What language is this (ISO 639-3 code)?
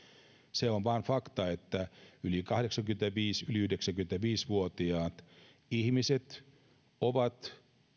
fin